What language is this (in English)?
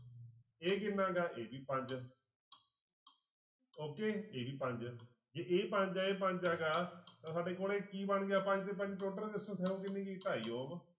Punjabi